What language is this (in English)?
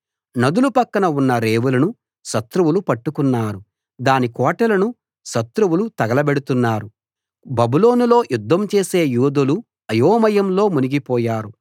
Telugu